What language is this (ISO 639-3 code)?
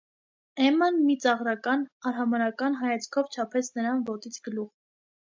hye